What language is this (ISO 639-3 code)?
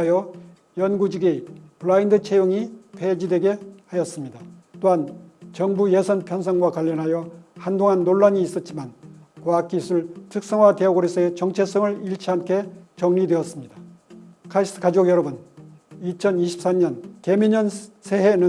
kor